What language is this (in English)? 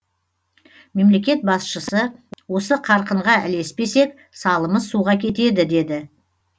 Kazakh